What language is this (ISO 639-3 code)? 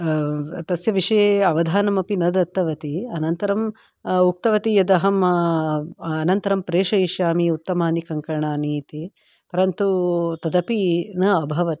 san